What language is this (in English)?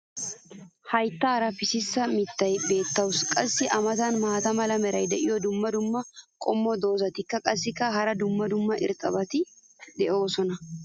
Wolaytta